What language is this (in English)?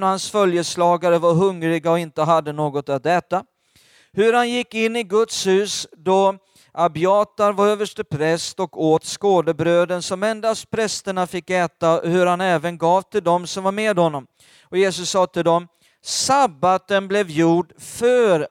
Swedish